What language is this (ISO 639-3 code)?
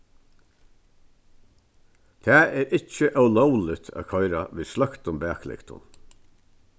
fao